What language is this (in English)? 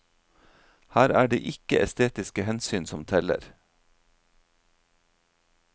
Norwegian